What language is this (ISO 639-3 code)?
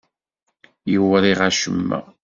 kab